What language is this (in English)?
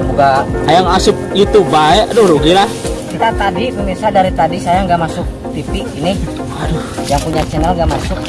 Indonesian